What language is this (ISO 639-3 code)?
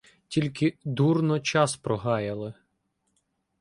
ukr